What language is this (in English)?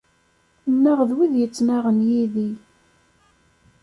Kabyle